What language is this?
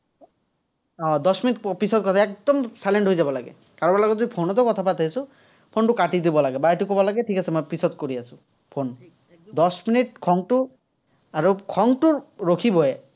Assamese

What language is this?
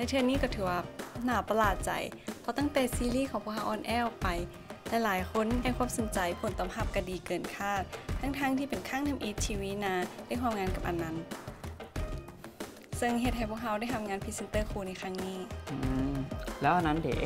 Thai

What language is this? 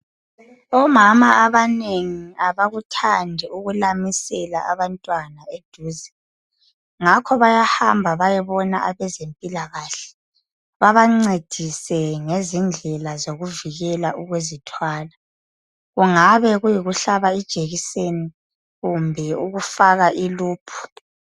North Ndebele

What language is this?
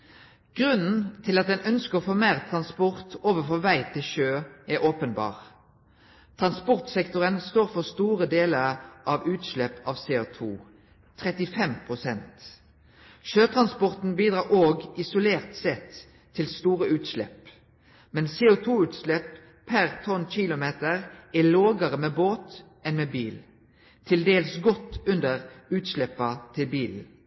Norwegian Nynorsk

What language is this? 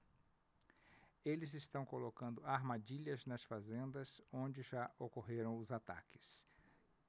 Portuguese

